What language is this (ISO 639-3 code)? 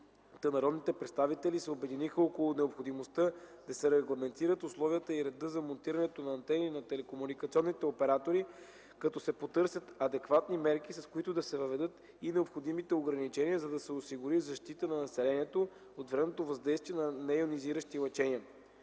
bul